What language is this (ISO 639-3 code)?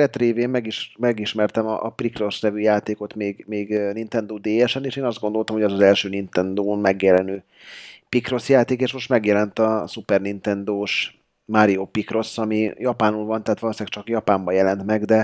hun